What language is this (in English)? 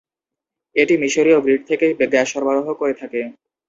Bangla